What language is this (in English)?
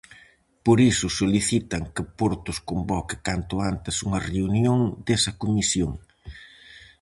Galician